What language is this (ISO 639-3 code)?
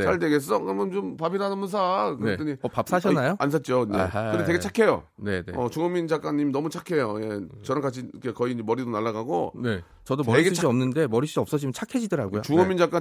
kor